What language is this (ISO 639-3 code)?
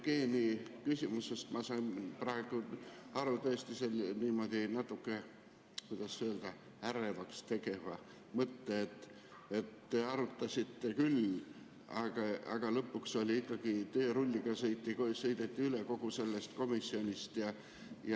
est